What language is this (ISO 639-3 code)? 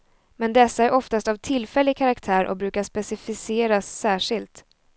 swe